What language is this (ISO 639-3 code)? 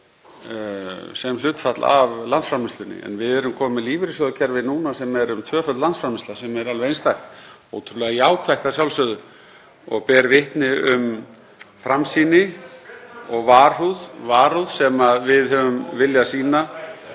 isl